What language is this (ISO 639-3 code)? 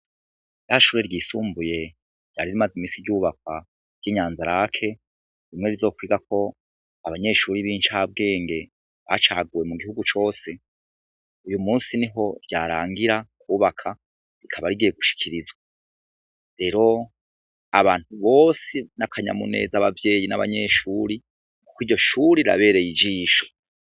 run